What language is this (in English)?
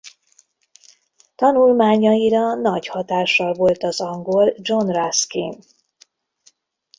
Hungarian